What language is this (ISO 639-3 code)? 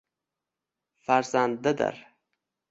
uzb